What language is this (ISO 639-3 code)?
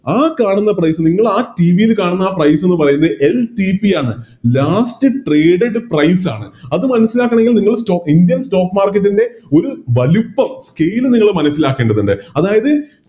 mal